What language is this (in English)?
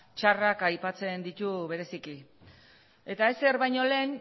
Basque